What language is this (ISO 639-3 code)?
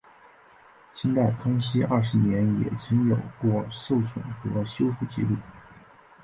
zho